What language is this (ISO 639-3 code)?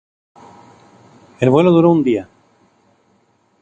spa